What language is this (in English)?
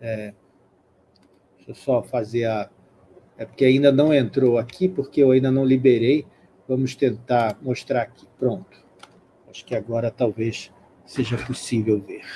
Portuguese